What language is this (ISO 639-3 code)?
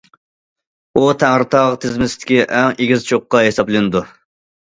uig